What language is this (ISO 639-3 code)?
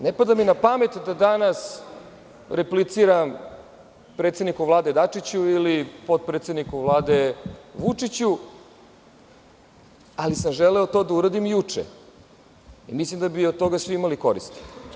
srp